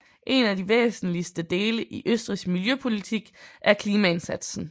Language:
Danish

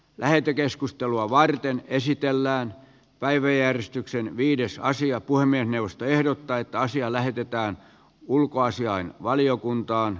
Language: Finnish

